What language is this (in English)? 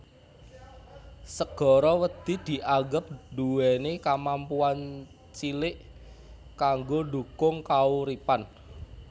Javanese